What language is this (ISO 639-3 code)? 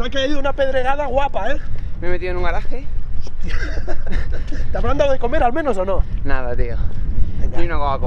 spa